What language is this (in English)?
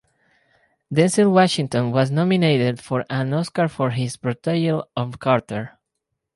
English